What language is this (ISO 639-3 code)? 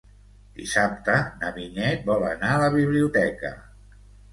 cat